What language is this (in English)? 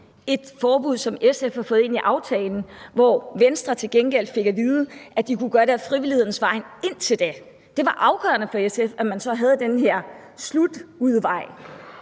Danish